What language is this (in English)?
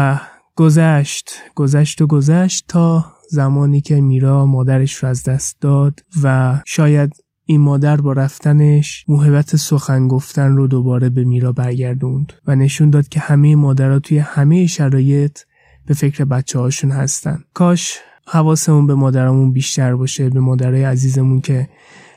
Persian